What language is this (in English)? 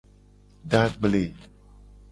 Gen